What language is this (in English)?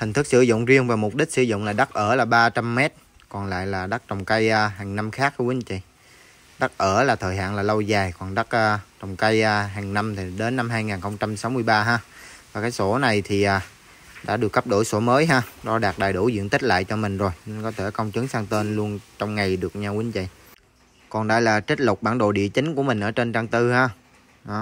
Vietnamese